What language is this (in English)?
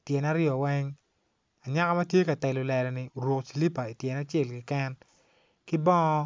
Acoli